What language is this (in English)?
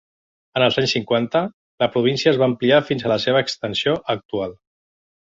Catalan